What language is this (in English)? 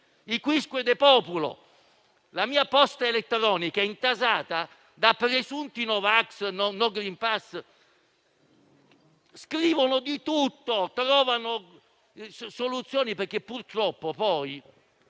Italian